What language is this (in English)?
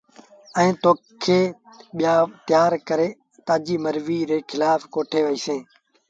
Sindhi Bhil